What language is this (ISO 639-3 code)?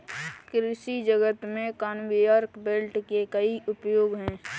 hin